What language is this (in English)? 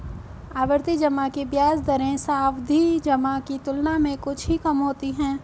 Hindi